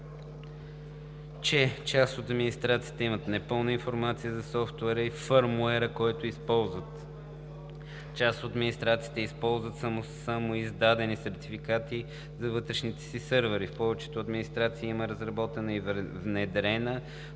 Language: Bulgarian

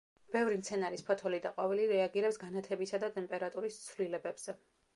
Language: Georgian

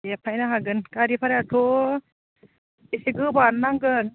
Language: Bodo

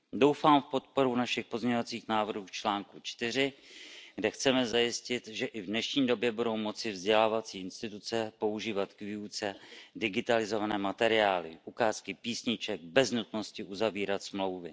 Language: Czech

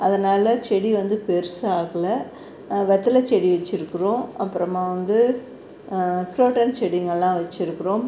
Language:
Tamil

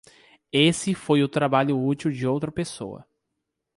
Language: Portuguese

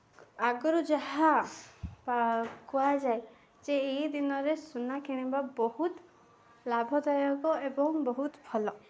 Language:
Odia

